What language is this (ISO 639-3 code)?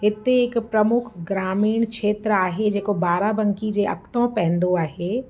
snd